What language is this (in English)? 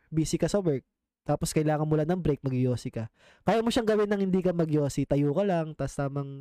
Filipino